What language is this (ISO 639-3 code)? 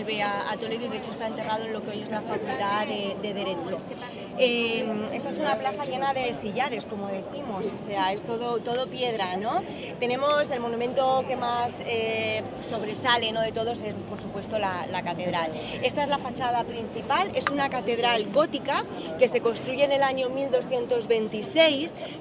spa